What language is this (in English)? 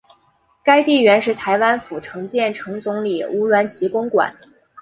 Chinese